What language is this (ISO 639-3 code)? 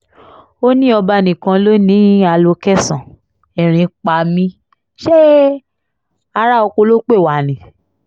yor